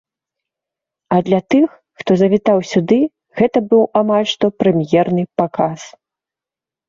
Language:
Belarusian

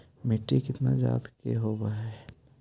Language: Magahi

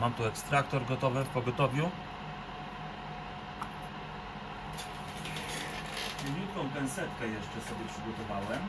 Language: Polish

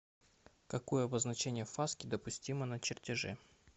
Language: Russian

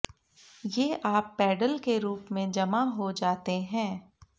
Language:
Hindi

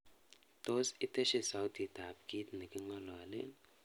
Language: Kalenjin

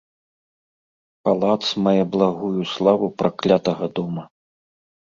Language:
Belarusian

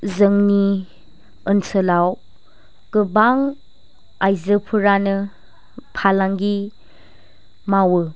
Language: Bodo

